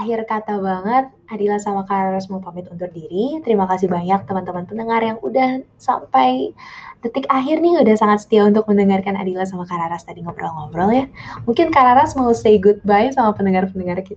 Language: Indonesian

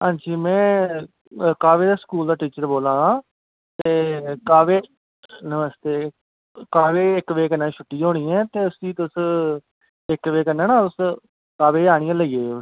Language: Dogri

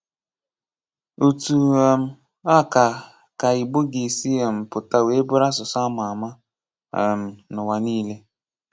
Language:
Igbo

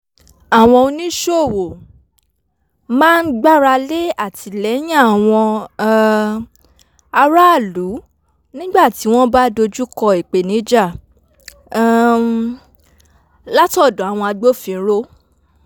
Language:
Yoruba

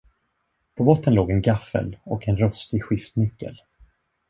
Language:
Swedish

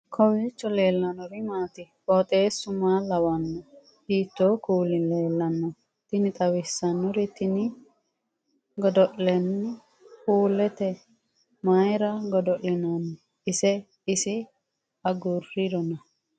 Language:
Sidamo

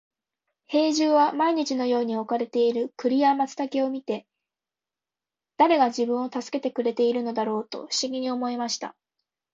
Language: Japanese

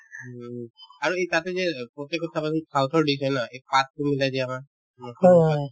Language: Assamese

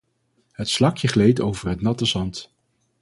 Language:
Dutch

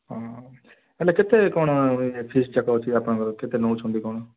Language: Odia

